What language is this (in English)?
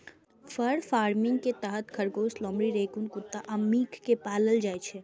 Maithili